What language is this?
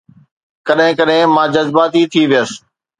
Sindhi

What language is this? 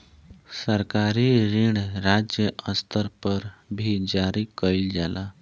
Bhojpuri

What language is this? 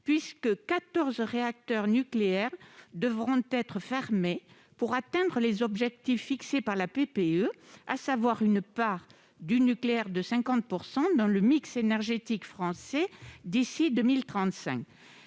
French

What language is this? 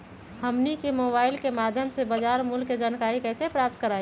Magahi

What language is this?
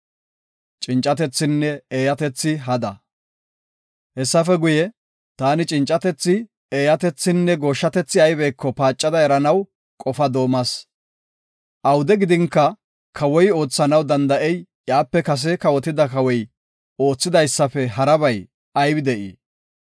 Gofa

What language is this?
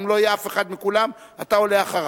Hebrew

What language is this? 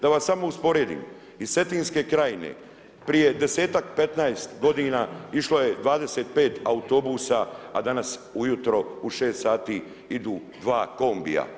Croatian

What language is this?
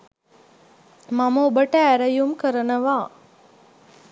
Sinhala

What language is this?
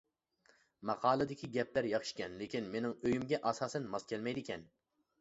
Uyghur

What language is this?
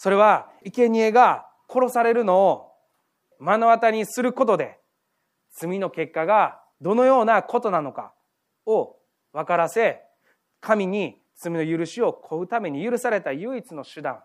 Japanese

